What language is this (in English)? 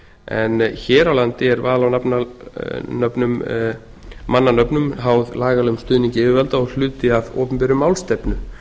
Icelandic